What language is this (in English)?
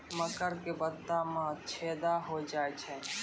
Maithili